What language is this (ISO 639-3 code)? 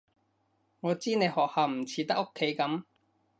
yue